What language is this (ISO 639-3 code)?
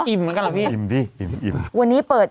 tha